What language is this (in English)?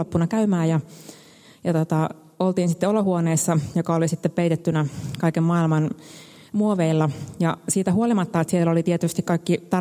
Finnish